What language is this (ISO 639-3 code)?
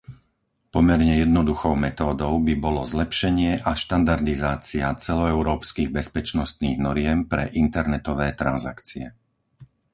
slk